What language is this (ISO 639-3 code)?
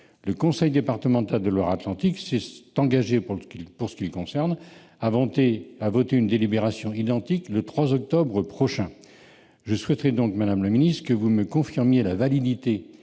fra